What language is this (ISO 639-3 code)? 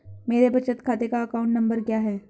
hin